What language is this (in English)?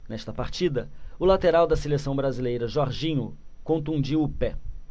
Portuguese